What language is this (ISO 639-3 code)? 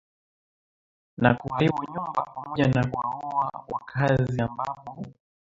swa